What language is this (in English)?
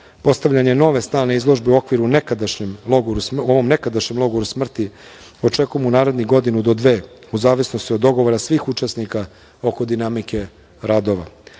Serbian